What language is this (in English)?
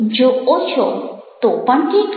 Gujarati